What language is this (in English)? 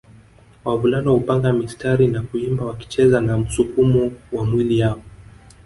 Swahili